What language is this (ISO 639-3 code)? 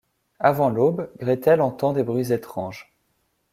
fra